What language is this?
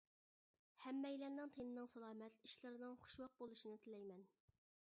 Uyghur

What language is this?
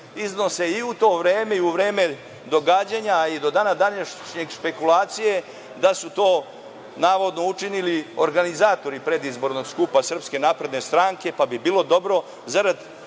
Serbian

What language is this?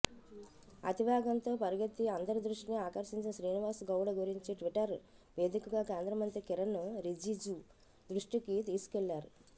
Telugu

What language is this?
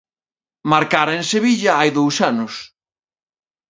Galician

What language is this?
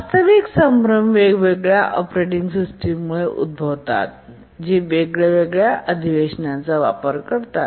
Marathi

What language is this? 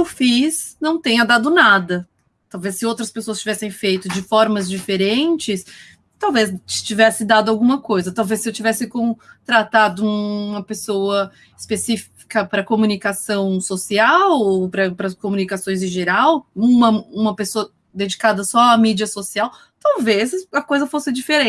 Portuguese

